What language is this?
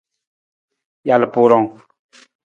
Nawdm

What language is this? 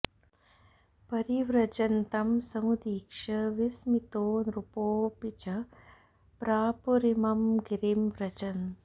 Sanskrit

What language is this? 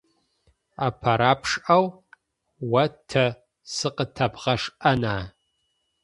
Adyghe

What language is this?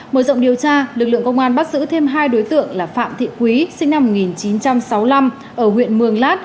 Vietnamese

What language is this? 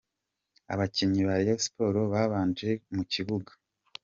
Kinyarwanda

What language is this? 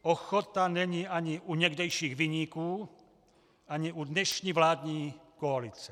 Czech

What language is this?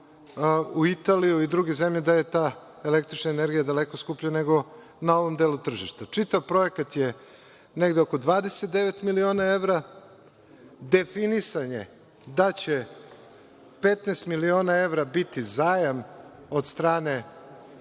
Serbian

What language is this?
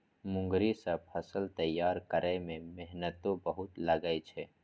Maithili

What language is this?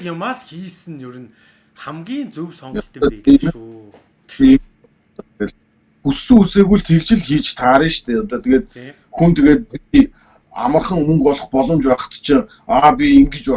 Turkish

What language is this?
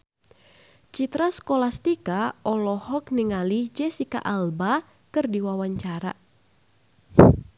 Sundanese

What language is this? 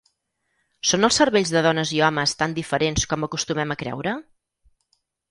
Catalan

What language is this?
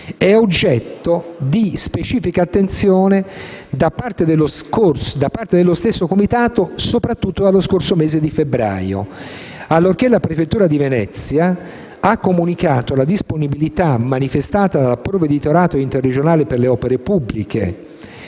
Italian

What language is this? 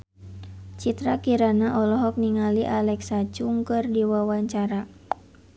Sundanese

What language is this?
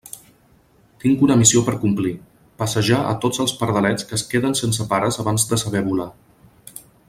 Catalan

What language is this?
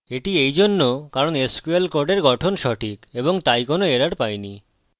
Bangla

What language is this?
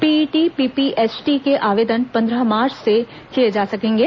Hindi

